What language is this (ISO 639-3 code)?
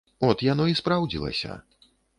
bel